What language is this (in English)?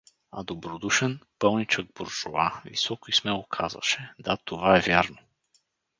Bulgarian